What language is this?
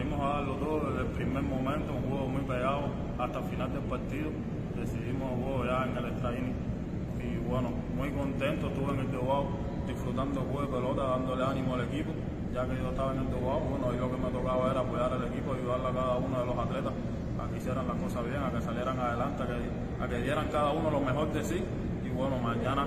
Spanish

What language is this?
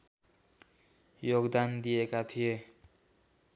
Nepali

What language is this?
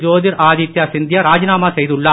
Tamil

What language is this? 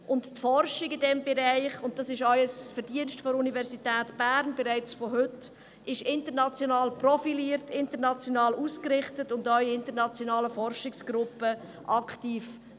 Swiss German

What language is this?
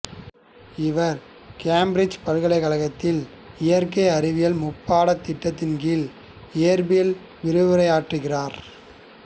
Tamil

